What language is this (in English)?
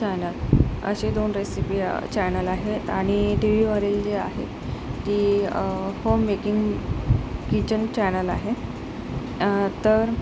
Marathi